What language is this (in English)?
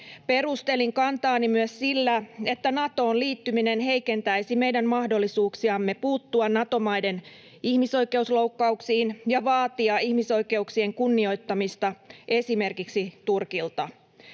Finnish